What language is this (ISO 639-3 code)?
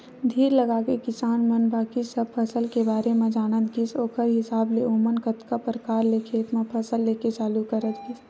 hne